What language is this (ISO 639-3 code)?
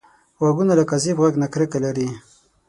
pus